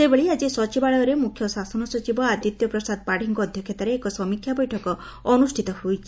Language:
Odia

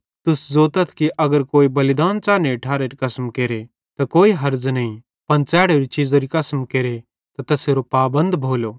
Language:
Bhadrawahi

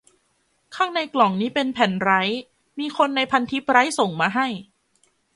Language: Thai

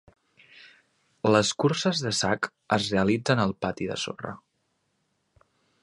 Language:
Catalan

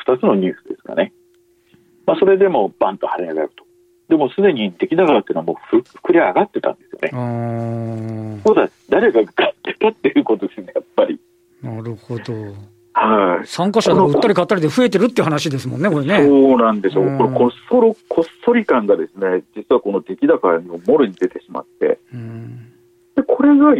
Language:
Japanese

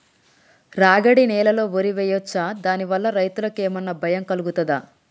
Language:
Telugu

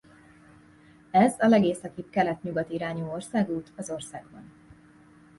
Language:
Hungarian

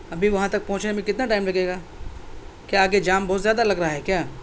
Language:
Urdu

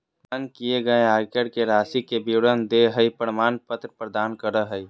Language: Magahi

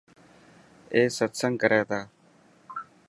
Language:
Dhatki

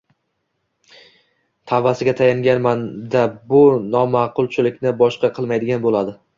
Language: Uzbek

